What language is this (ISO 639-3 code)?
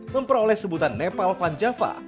ind